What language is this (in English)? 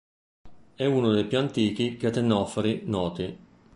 Italian